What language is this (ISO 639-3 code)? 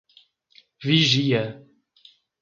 por